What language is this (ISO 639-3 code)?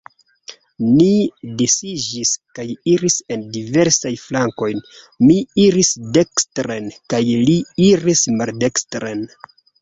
epo